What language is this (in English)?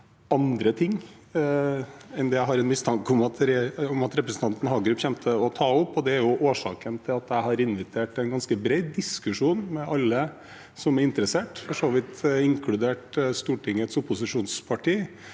Norwegian